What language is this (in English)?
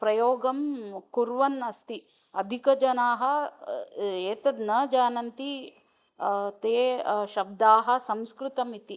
Sanskrit